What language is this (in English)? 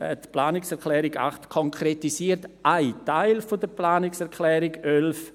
Swiss German